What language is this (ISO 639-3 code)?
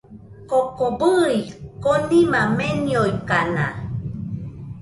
hux